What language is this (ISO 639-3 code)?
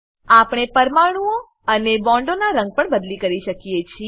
guj